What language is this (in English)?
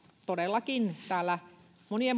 Finnish